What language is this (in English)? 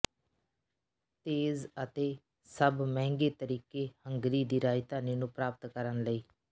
Punjabi